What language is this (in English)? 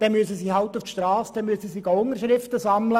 Swiss German